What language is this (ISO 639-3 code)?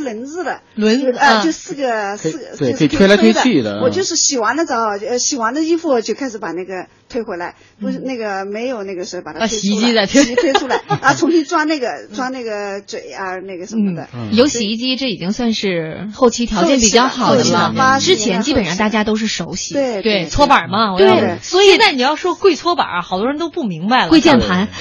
zho